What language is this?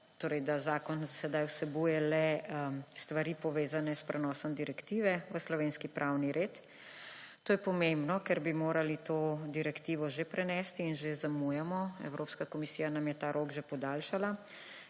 Slovenian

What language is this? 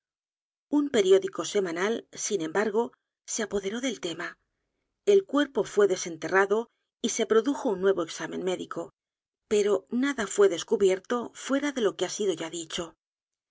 Spanish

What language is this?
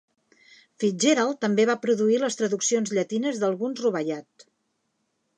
Catalan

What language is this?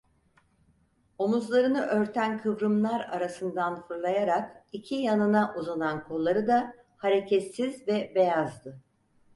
Turkish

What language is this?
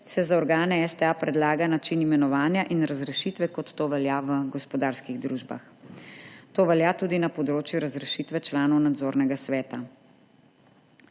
Slovenian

